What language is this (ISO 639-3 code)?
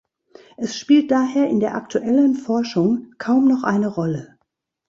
deu